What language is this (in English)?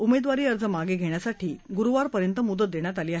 Marathi